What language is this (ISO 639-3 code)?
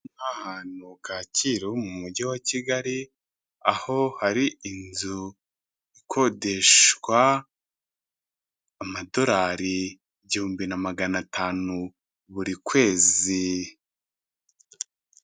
kin